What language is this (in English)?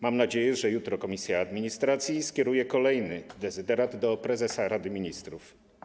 Polish